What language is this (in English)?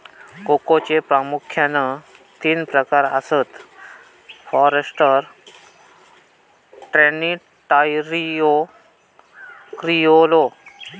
Marathi